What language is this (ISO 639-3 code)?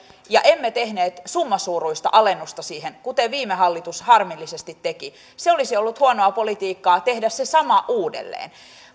fin